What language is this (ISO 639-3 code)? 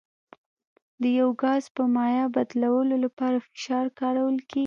pus